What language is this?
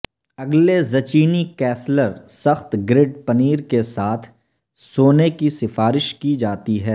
Urdu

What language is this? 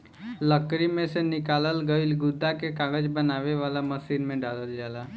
Bhojpuri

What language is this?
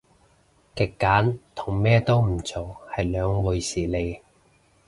Cantonese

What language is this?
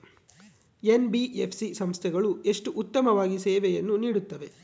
Kannada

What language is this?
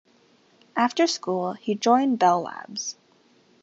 English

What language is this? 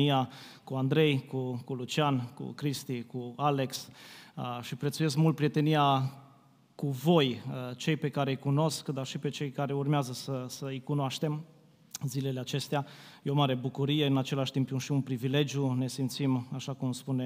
Romanian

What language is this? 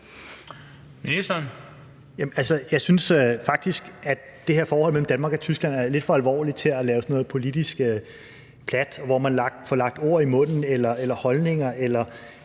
Danish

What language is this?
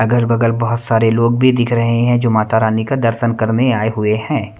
Hindi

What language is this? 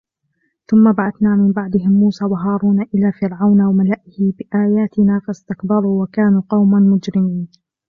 Arabic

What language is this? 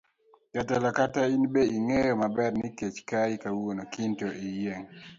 Luo (Kenya and Tanzania)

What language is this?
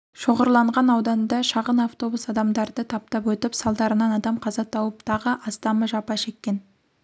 Kazakh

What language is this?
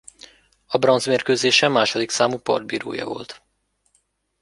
Hungarian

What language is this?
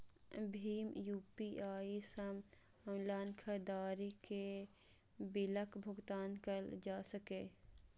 Maithili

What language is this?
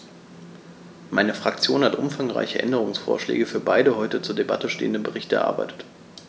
German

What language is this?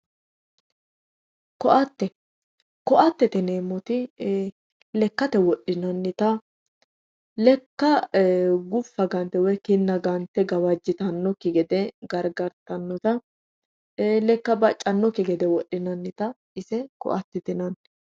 Sidamo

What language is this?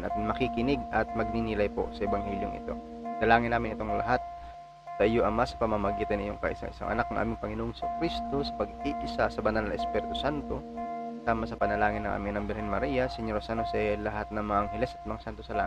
Filipino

